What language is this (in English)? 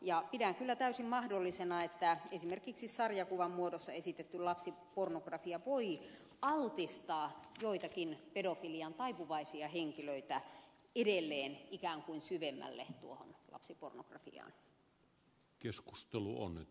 Finnish